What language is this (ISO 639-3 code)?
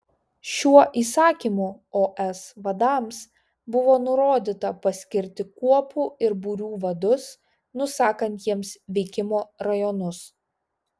lit